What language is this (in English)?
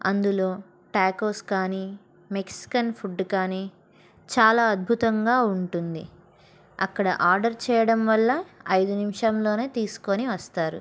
Telugu